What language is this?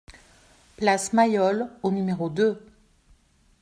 French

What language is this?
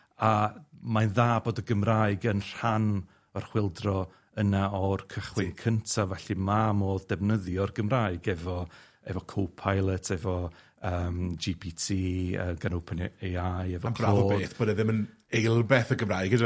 Welsh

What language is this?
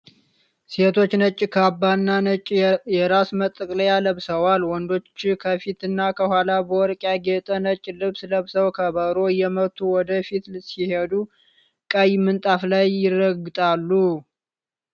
Amharic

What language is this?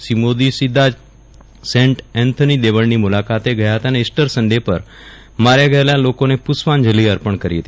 Gujarati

